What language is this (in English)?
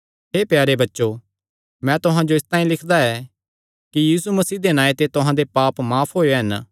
Kangri